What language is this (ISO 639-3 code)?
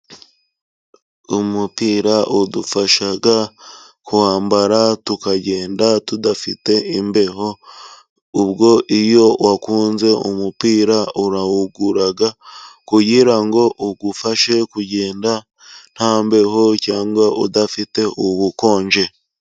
kin